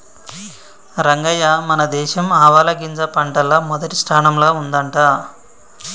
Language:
Telugu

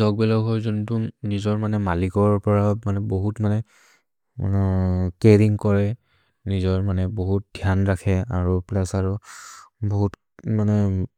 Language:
Maria (India)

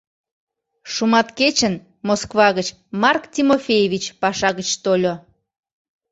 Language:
Mari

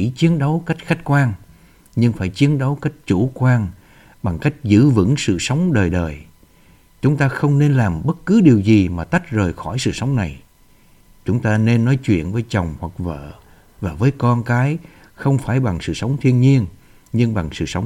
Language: Vietnamese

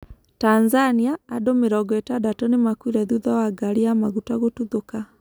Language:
Kikuyu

